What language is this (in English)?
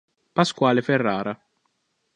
Italian